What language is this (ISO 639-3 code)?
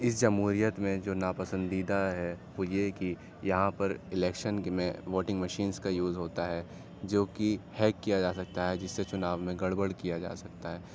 urd